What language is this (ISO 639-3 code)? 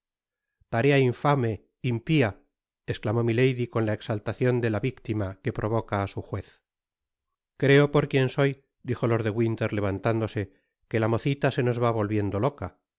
spa